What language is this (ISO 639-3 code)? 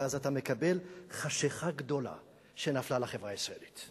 heb